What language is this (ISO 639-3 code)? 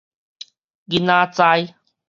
nan